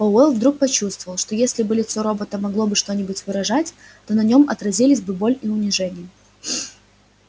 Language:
Russian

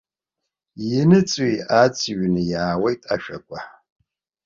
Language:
Abkhazian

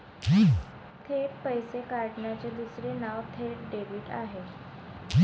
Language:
Marathi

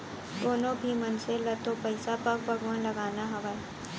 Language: Chhattisgarhi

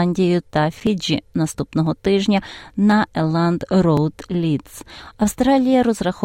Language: Ukrainian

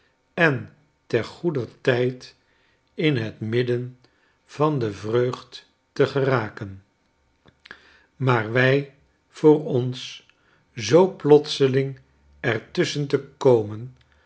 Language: Dutch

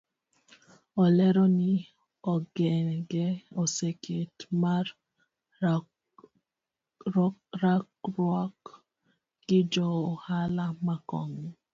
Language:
Luo (Kenya and Tanzania)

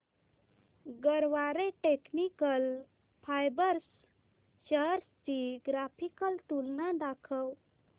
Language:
Marathi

